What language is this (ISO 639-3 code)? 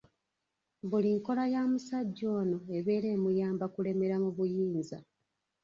lug